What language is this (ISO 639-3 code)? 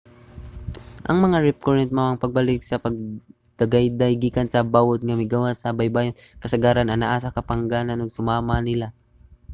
ceb